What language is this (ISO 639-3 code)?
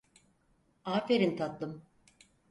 tur